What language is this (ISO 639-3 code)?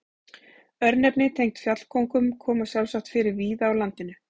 isl